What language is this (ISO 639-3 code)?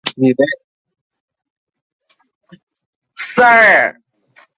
zho